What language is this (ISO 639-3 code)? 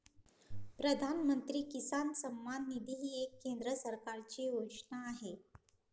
mar